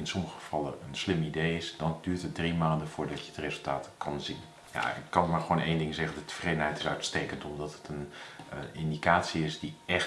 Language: Dutch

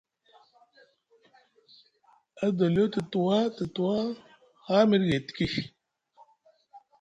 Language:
Musgu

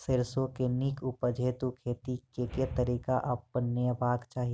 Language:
Maithili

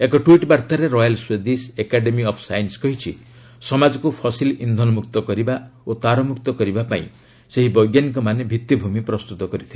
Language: Odia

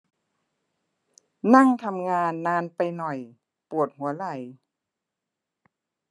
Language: Thai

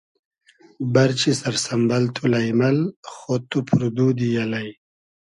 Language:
Hazaragi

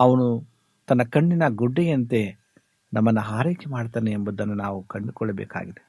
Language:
Kannada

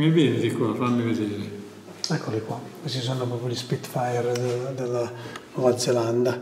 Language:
Italian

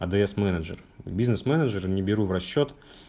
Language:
Russian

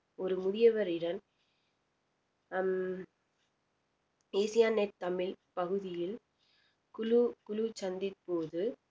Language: Tamil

